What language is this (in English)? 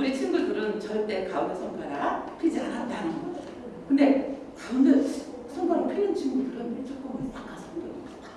Korean